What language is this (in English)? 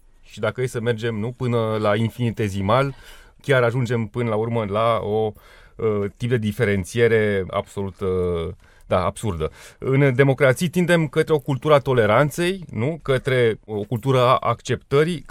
Romanian